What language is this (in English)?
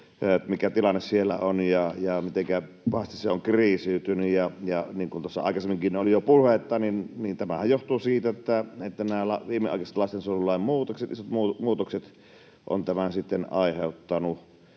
Finnish